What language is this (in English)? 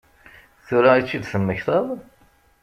Kabyle